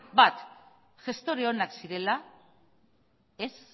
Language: Basque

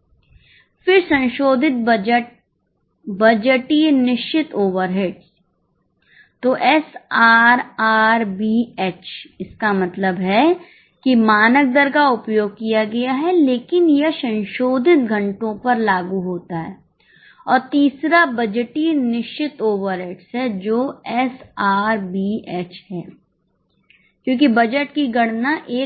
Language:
Hindi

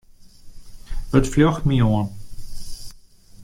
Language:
Western Frisian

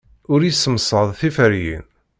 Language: Kabyle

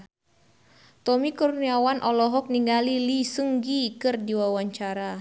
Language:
Sundanese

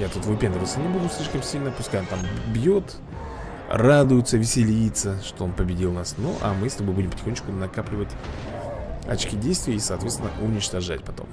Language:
Russian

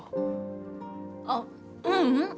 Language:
Japanese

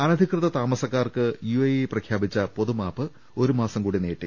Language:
Malayalam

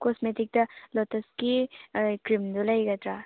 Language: Manipuri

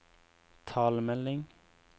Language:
Norwegian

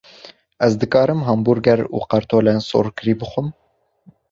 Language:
Kurdish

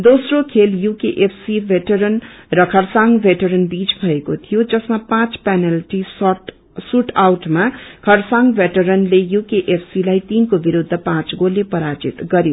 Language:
Nepali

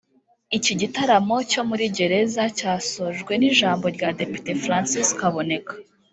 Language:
Kinyarwanda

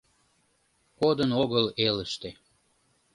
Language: Mari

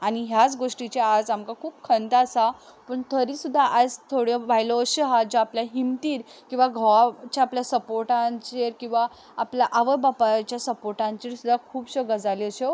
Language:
Konkani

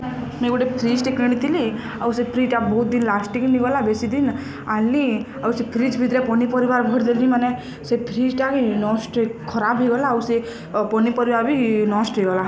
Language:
Odia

